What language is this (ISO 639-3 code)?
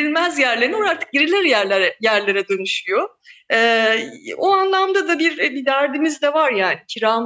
tur